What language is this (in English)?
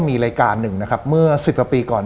Thai